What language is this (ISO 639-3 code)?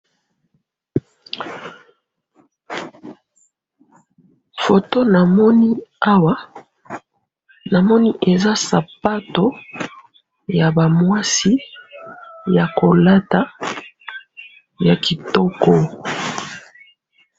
lin